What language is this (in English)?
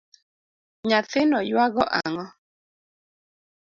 Luo (Kenya and Tanzania)